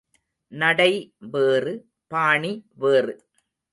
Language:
Tamil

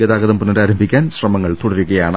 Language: Malayalam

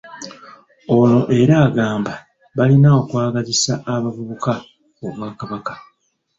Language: Ganda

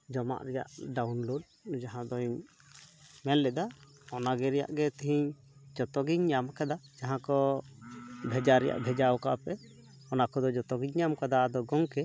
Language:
Santali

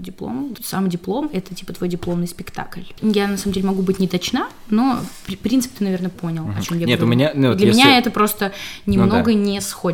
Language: Russian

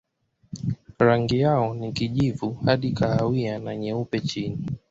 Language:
Swahili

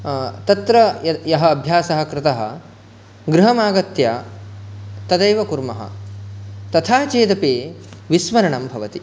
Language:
Sanskrit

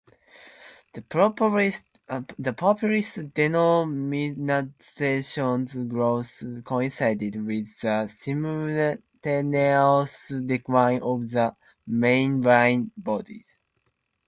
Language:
English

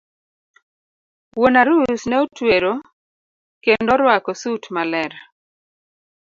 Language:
Luo (Kenya and Tanzania)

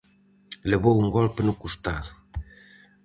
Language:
Galician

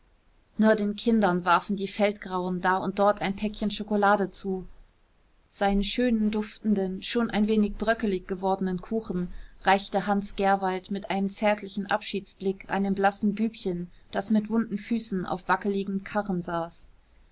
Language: German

